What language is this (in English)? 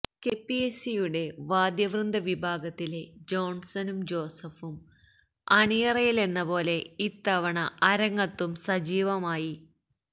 Malayalam